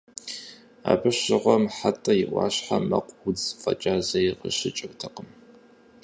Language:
Kabardian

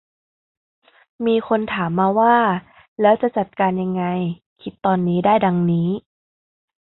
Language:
Thai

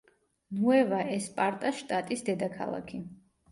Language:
Georgian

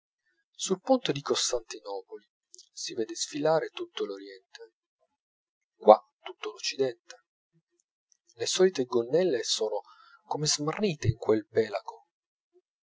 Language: Italian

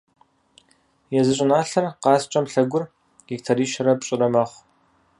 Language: Kabardian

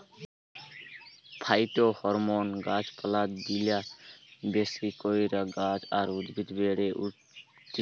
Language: Bangla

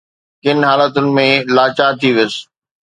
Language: Sindhi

